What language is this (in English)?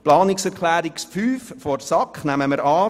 Swiss German